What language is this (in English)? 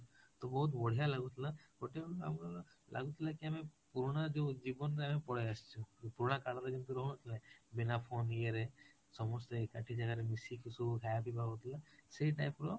Odia